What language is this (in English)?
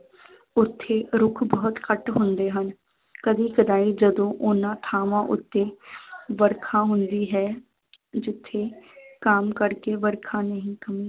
Punjabi